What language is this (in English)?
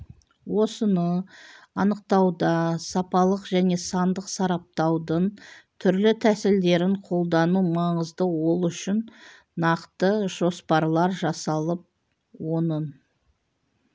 Kazakh